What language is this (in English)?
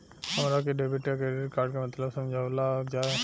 Bhojpuri